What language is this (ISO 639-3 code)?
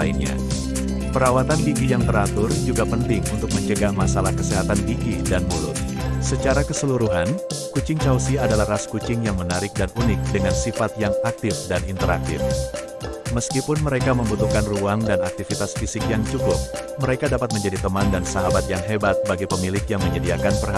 ind